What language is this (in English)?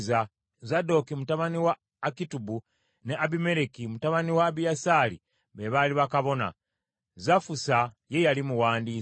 Ganda